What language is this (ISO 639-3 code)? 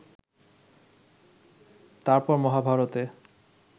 ben